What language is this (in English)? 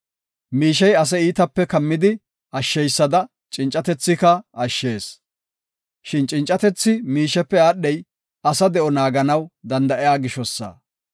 Gofa